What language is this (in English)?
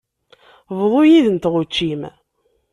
Kabyle